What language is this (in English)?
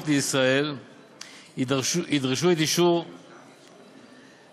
Hebrew